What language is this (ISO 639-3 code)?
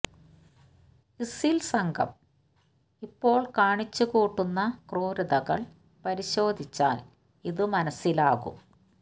mal